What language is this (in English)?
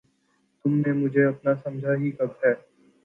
Urdu